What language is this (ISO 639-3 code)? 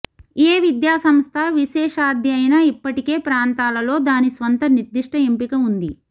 tel